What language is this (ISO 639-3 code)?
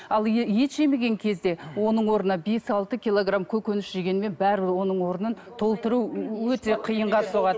kaz